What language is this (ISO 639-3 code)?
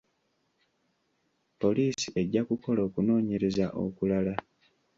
lug